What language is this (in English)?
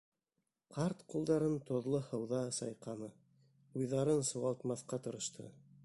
Bashkir